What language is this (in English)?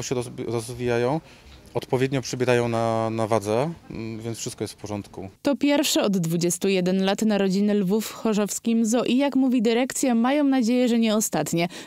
Polish